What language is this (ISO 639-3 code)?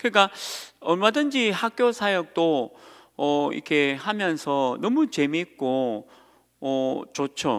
kor